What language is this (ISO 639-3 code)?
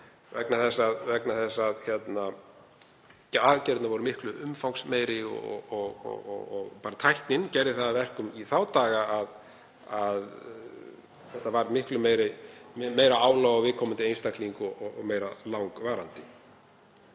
isl